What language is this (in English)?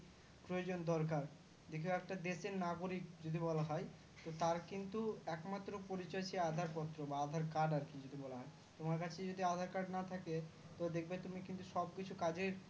Bangla